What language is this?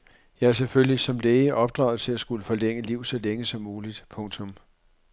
Danish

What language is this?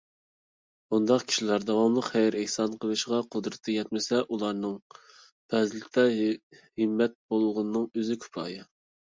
Uyghur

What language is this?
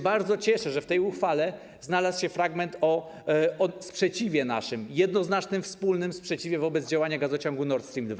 Polish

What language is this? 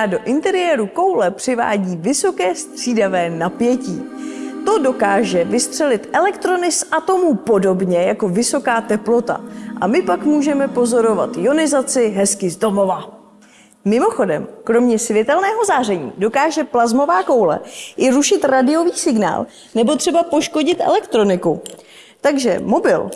Czech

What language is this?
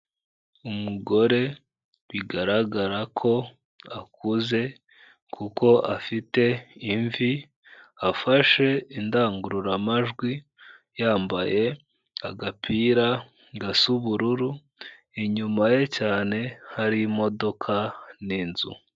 Kinyarwanda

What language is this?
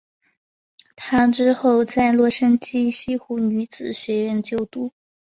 Chinese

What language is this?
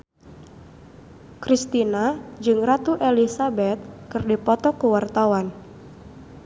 Sundanese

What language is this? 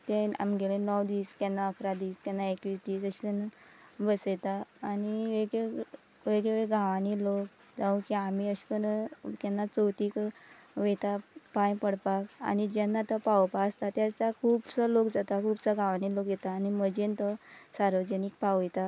Konkani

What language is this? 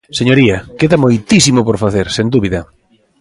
Galician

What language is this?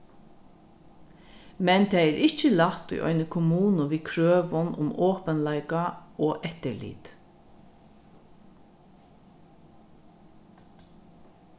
Faroese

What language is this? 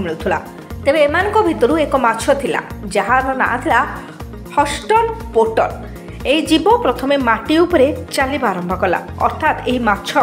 Italian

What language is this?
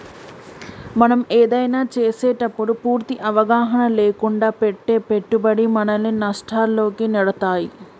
Telugu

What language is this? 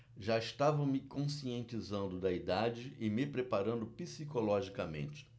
Portuguese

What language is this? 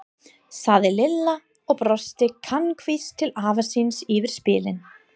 Icelandic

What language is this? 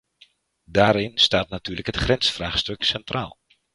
Dutch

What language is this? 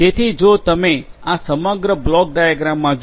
Gujarati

